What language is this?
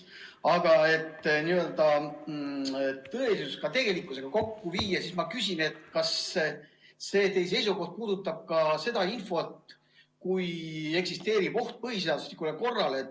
Estonian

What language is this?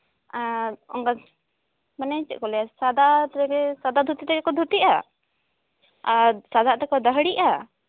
Santali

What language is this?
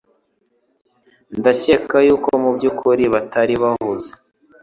Kinyarwanda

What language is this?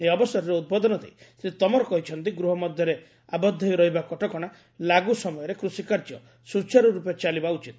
Odia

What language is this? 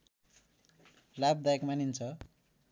Nepali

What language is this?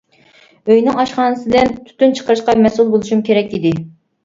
Uyghur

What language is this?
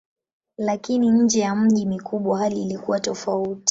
Swahili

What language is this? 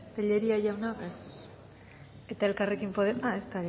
Basque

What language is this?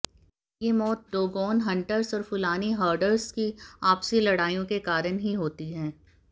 Hindi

